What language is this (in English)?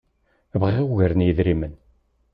Kabyle